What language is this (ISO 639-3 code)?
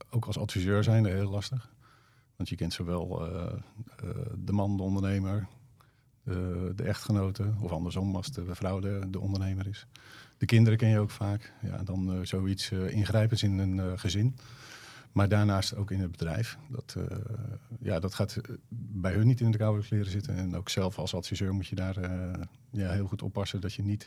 nld